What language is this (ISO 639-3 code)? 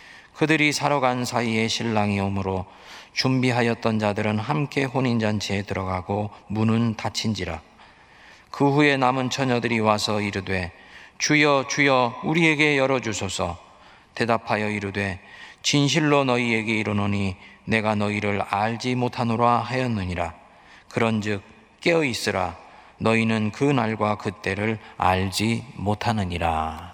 kor